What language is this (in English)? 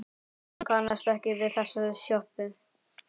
Icelandic